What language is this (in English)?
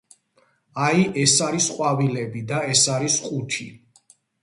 Georgian